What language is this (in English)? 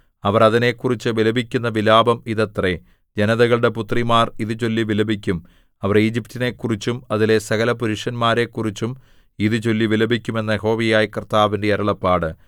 Malayalam